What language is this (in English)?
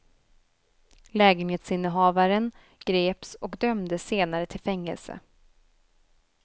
Swedish